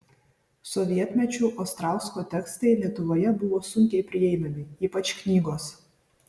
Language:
Lithuanian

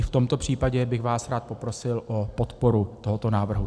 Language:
Czech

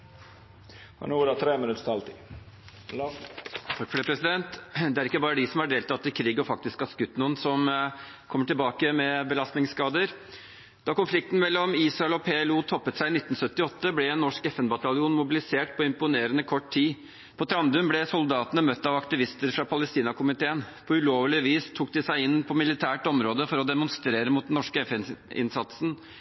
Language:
Norwegian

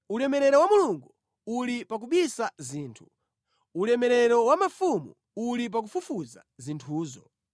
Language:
Nyanja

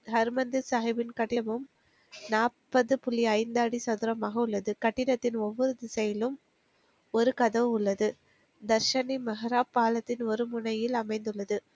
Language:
Tamil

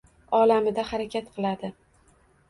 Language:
Uzbek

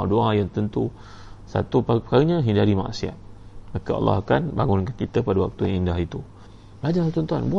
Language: Malay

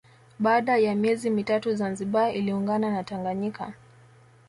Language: Swahili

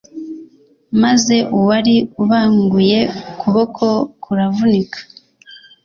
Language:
Kinyarwanda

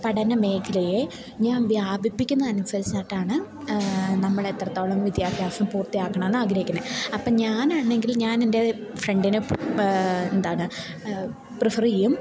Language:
Malayalam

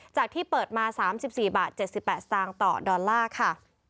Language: Thai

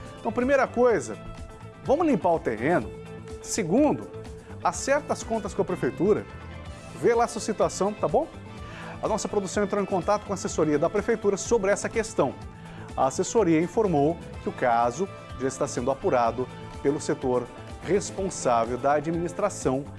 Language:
Portuguese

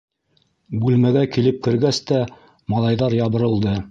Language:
Bashkir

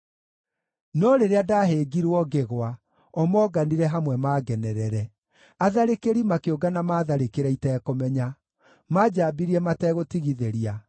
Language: Kikuyu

